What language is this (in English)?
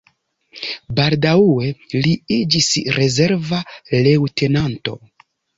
Esperanto